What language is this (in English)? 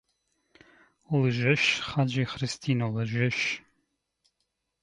Bulgarian